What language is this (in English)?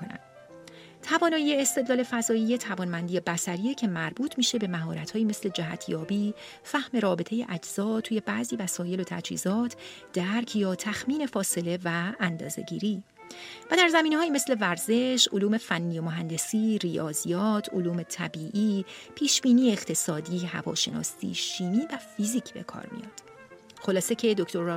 Persian